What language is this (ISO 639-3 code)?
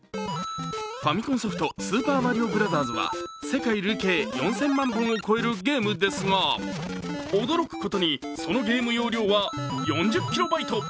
jpn